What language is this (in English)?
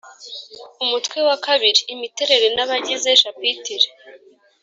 Kinyarwanda